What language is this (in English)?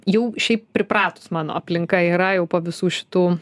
Lithuanian